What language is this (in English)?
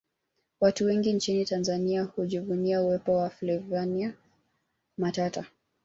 Swahili